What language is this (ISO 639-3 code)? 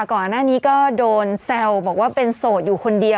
tha